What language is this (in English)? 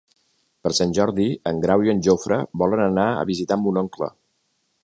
Catalan